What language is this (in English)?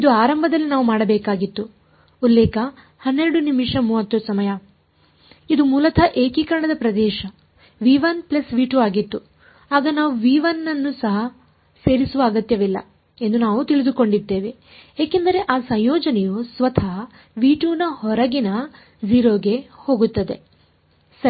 Kannada